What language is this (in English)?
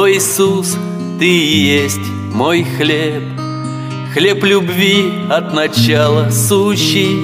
Russian